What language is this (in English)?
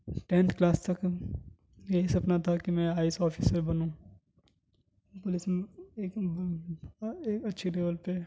Urdu